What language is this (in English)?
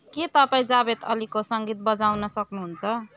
Nepali